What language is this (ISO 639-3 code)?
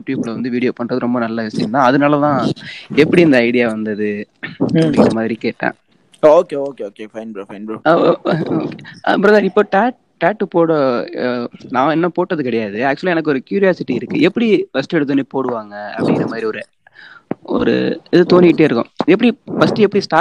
tam